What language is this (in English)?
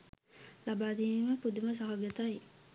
Sinhala